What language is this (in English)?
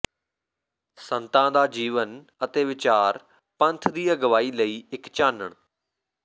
Punjabi